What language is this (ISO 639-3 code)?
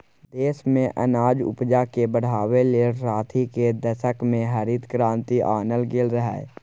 mai